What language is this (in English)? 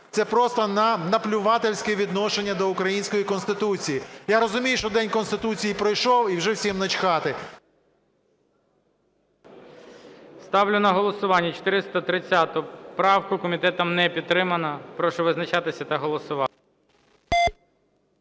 Ukrainian